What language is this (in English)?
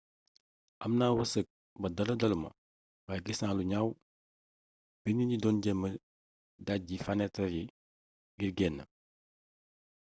Wolof